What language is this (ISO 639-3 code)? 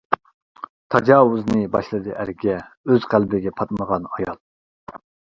uig